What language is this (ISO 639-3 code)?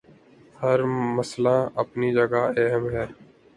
urd